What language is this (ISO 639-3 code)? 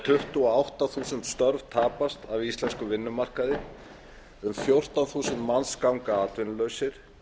isl